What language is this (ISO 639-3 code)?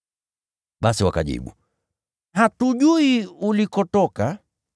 swa